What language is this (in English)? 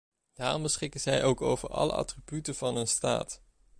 Dutch